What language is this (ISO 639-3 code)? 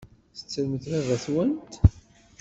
kab